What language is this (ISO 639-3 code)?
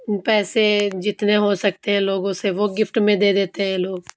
urd